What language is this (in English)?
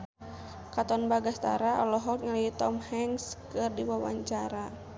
Sundanese